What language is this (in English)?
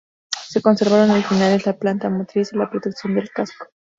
Spanish